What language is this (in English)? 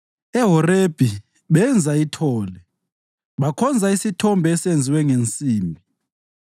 North Ndebele